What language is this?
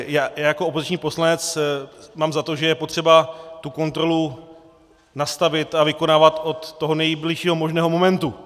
Czech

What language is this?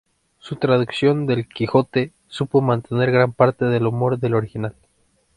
Spanish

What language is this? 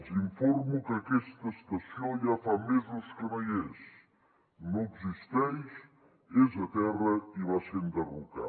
Catalan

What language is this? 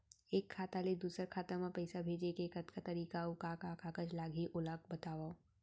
Chhattisgarhi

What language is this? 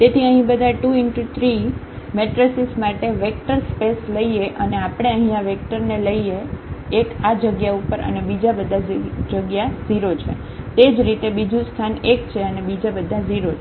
Gujarati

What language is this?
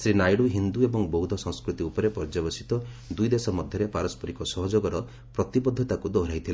Odia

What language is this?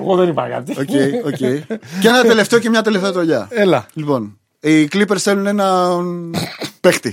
Greek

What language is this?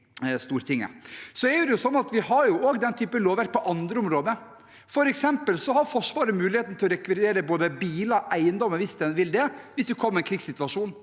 Norwegian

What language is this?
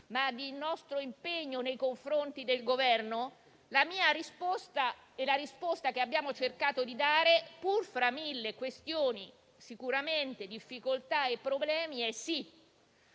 Italian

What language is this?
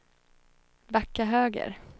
Swedish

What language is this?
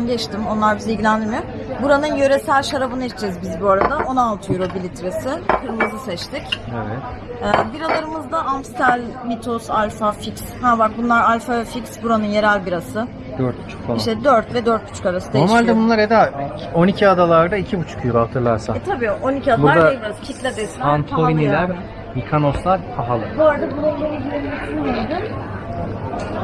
Turkish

